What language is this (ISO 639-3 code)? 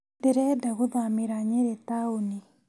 kik